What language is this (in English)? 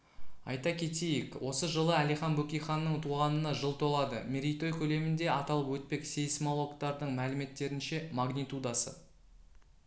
Kazakh